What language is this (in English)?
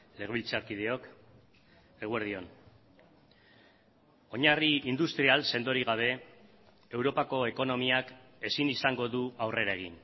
Basque